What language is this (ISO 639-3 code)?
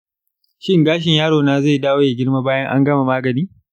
hau